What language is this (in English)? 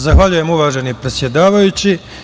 Serbian